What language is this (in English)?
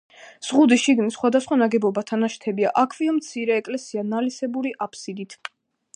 Georgian